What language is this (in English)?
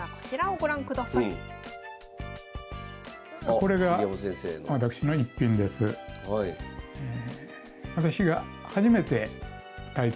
Japanese